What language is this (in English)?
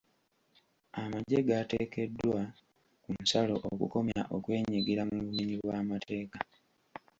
Ganda